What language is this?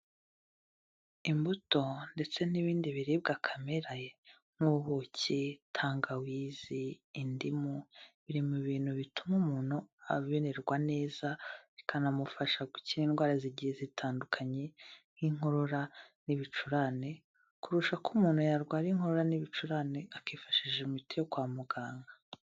Kinyarwanda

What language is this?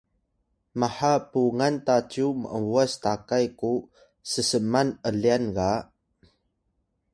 Atayal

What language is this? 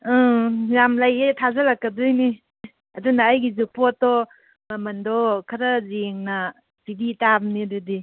Manipuri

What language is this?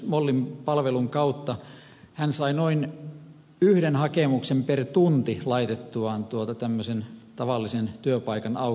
Finnish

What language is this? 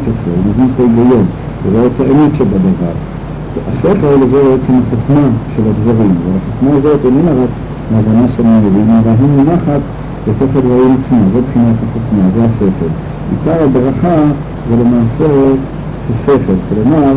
Hebrew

